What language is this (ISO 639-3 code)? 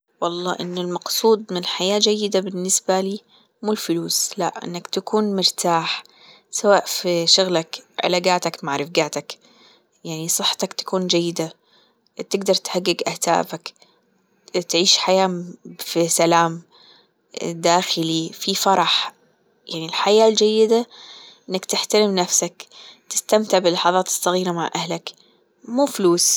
afb